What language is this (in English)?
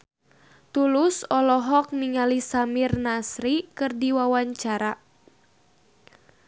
Sundanese